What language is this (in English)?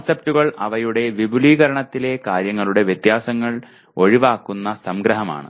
Malayalam